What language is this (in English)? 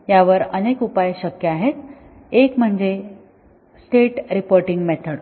Marathi